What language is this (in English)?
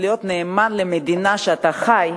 Hebrew